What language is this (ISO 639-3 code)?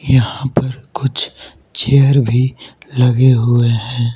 hin